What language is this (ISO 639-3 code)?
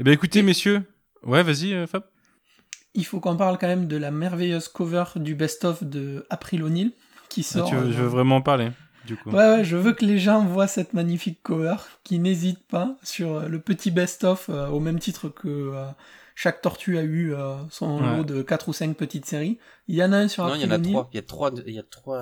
fra